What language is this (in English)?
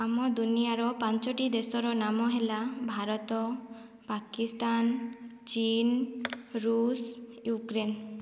Odia